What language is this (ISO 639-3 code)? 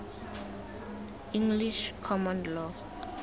tsn